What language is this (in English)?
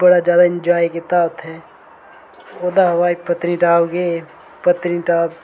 Dogri